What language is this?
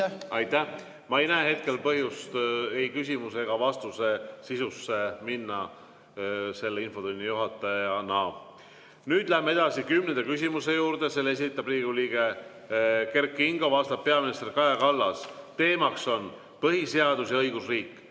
Estonian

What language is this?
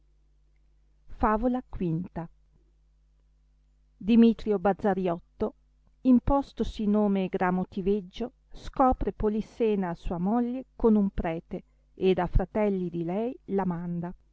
Italian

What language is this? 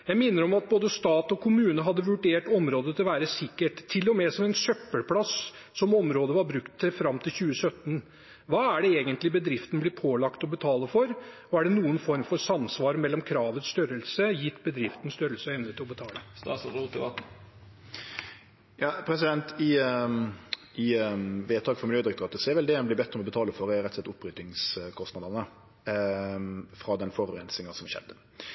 Norwegian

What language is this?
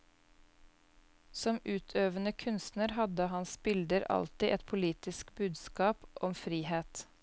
Norwegian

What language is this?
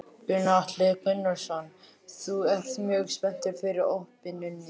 Icelandic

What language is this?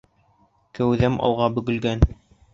Bashkir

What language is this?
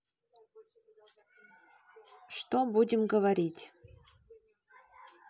Russian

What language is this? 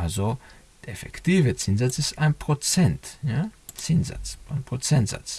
German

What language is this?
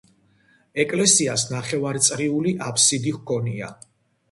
Georgian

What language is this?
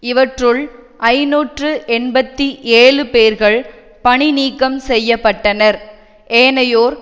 Tamil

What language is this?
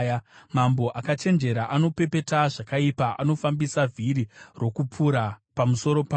Shona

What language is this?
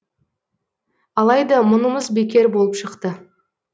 Kazakh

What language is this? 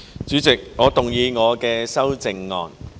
Cantonese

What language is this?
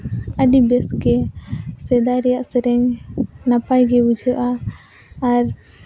Santali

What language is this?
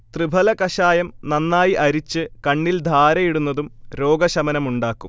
Malayalam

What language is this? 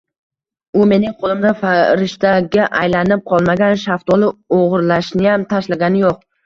Uzbek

